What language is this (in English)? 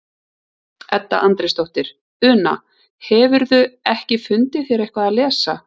Icelandic